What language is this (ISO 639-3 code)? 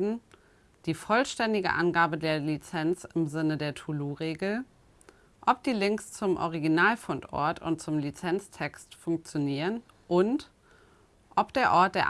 deu